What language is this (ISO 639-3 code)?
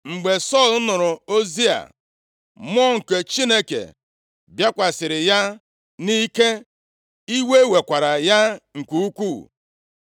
ibo